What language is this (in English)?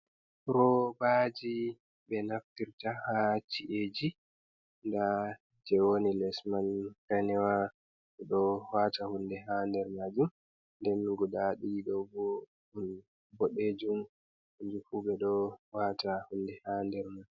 Fula